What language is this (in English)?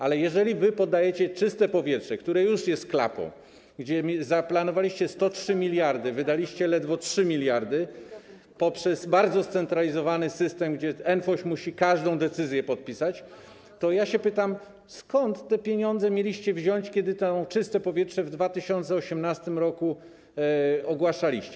Polish